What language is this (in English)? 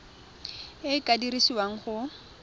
Tswana